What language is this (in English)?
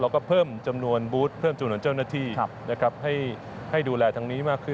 Thai